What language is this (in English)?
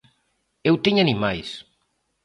Galician